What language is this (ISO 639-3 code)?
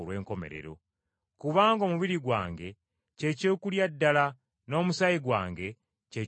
lug